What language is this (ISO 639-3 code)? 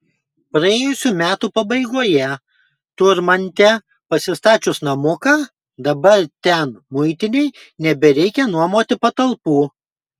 lit